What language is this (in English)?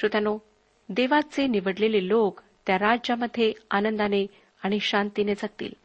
Marathi